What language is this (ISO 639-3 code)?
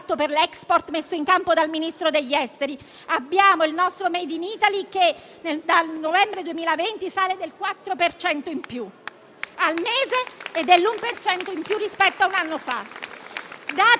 ita